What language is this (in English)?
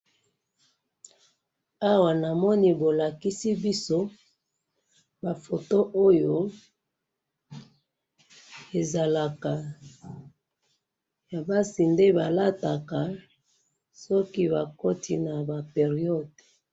Lingala